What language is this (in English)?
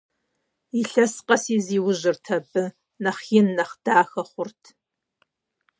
Kabardian